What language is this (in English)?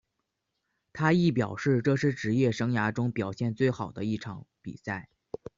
Chinese